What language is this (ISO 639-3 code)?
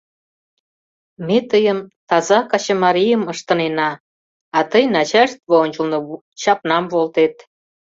chm